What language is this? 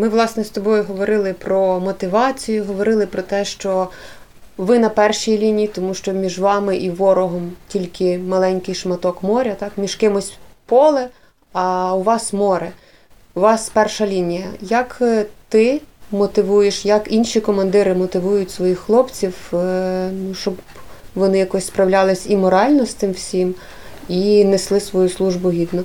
Ukrainian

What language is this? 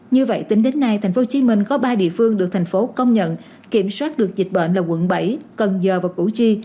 Vietnamese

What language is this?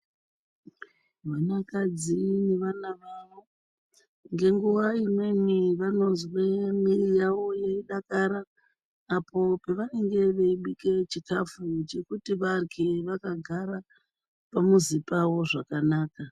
Ndau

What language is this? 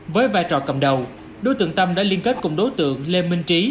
Vietnamese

